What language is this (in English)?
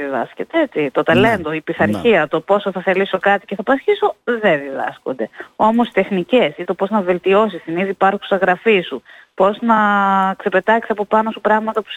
Greek